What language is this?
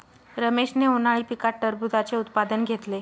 Marathi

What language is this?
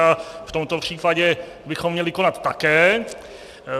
Czech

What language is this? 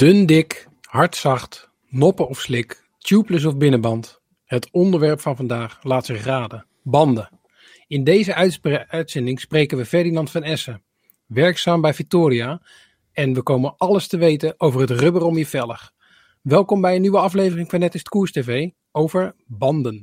Dutch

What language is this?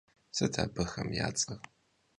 Kabardian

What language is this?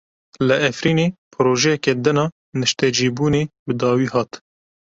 Kurdish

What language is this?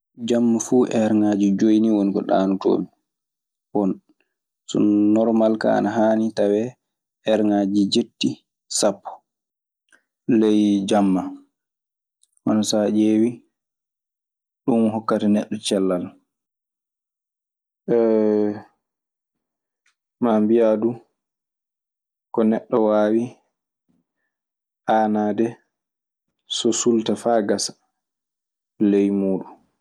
Maasina Fulfulde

